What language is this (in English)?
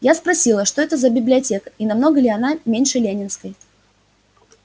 Russian